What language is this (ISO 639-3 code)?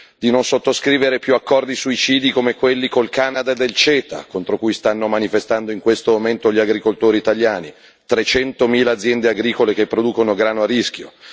ita